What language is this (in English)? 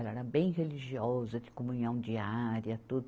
Portuguese